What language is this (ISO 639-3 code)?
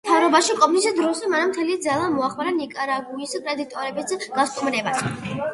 kat